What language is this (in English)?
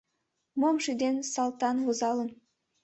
Mari